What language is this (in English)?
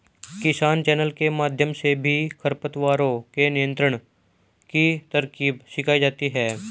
Hindi